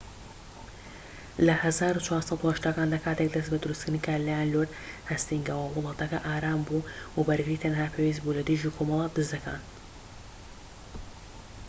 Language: Central Kurdish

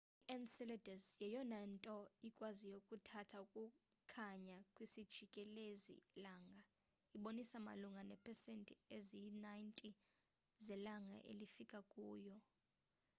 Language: Xhosa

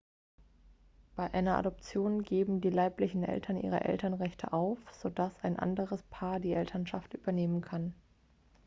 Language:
German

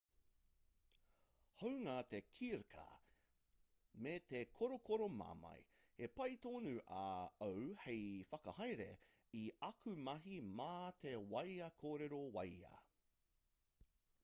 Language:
Māori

